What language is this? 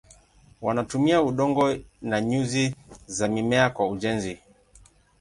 Swahili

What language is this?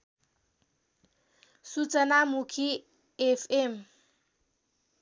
Nepali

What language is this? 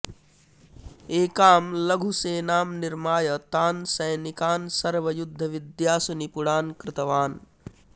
Sanskrit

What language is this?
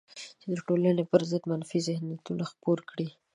Pashto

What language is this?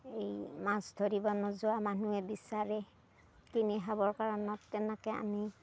Assamese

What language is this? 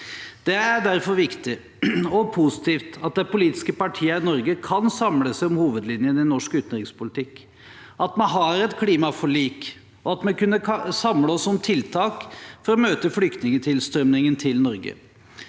Norwegian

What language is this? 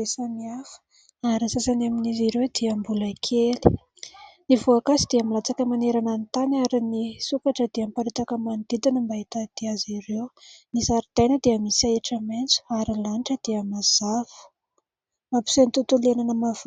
Malagasy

